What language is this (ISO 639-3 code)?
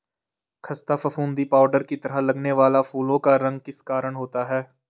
hin